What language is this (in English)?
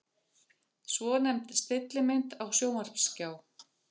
Icelandic